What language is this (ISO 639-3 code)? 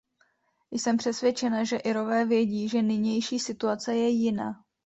ces